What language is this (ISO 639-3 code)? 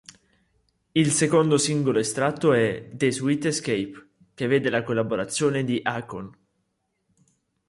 ita